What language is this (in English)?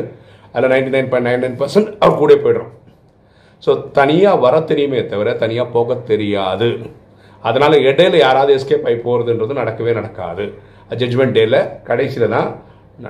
Tamil